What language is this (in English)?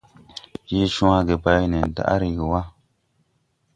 Tupuri